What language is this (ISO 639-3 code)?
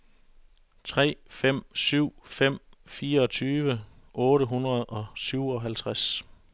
dan